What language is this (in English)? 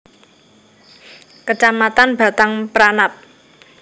Javanese